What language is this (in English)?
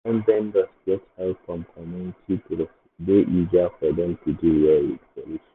Nigerian Pidgin